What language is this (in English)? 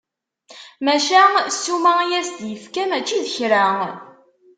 Kabyle